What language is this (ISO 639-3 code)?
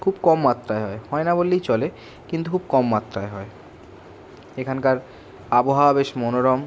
ben